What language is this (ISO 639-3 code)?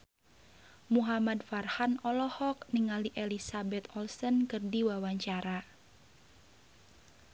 sun